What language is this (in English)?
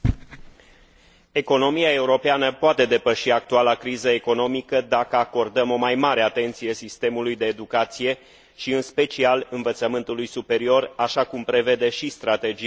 Romanian